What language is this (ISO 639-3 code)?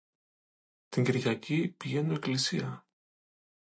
ell